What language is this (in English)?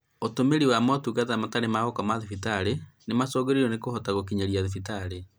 Kikuyu